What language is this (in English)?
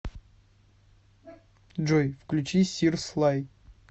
Russian